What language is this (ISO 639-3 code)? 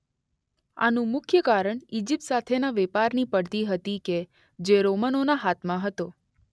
guj